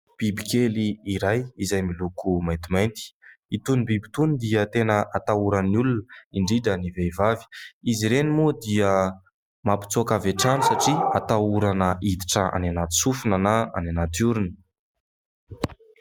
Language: Malagasy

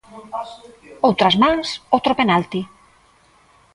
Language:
Galician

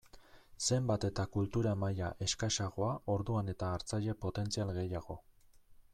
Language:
Basque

